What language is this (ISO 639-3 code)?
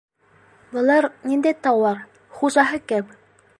bak